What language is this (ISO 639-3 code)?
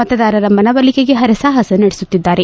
kan